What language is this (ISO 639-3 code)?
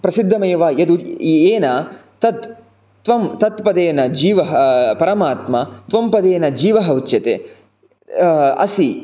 san